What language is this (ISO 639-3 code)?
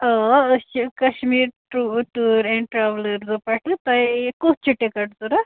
kas